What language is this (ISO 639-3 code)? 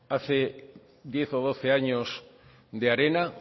spa